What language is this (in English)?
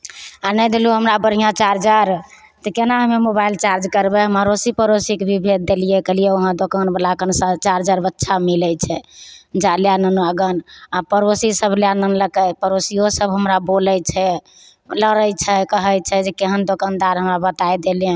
Maithili